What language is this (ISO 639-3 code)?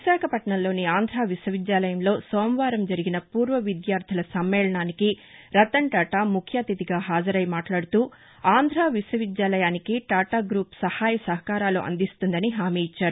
tel